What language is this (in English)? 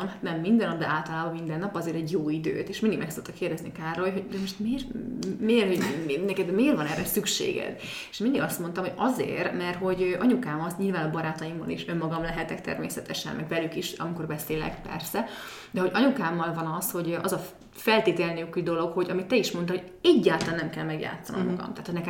Hungarian